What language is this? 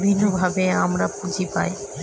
Bangla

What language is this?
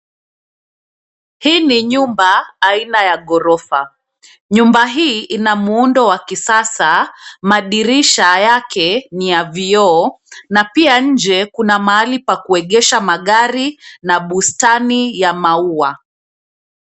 Swahili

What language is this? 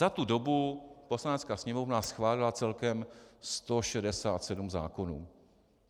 Czech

